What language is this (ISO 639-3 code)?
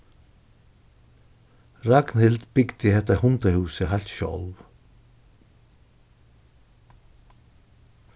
fao